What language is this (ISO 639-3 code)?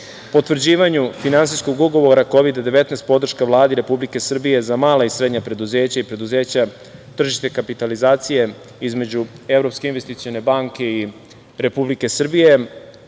srp